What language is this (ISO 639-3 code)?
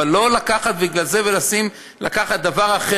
heb